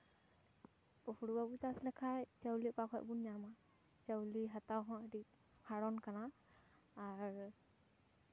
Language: Santali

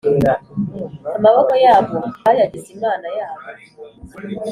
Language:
Kinyarwanda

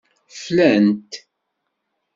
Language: Kabyle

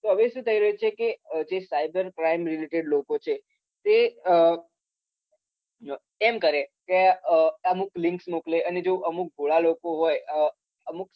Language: Gujarati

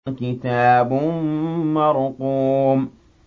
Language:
Arabic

